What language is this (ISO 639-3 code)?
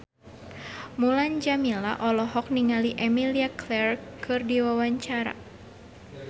sun